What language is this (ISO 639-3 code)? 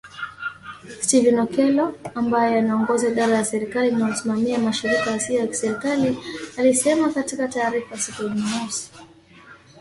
swa